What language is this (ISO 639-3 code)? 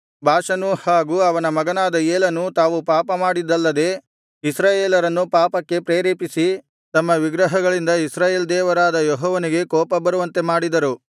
kan